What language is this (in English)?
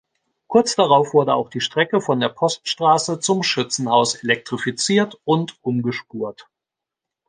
German